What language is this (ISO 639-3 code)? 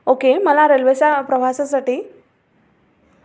mar